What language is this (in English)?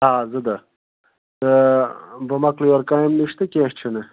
Kashmiri